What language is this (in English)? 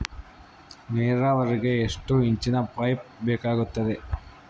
Kannada